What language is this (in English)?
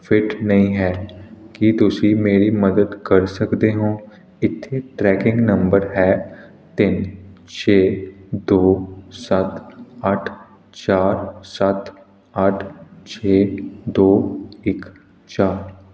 Punjabi